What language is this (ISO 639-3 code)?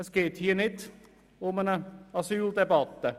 gsw